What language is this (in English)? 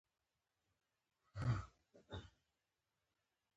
Pashto